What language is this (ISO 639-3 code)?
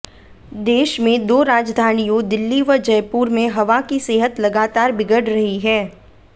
hin